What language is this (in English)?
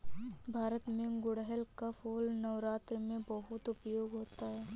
Hindi